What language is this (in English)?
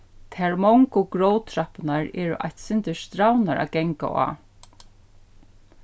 Faroese